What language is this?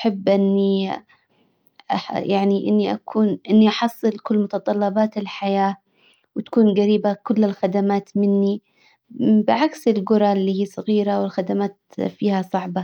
Hijazi Arabic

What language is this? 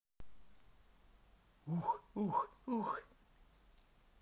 Russian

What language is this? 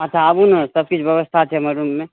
Maithili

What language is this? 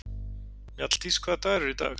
Icelandic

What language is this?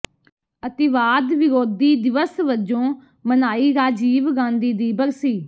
Punjabi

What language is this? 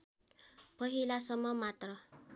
Nepali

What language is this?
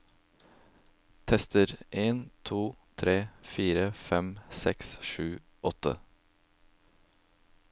Norwegian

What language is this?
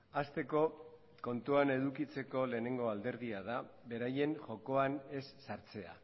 Basque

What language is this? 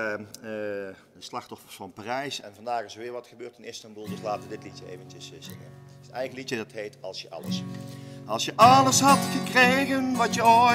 Dutch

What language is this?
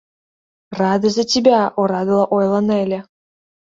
Mari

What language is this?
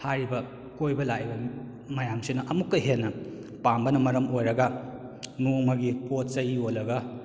Manipuri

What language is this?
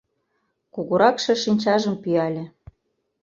Mari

